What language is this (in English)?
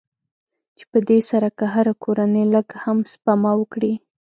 Pashto